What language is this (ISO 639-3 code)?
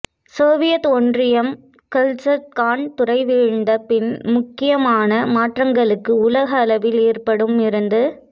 tam